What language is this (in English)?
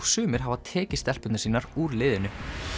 Icelandic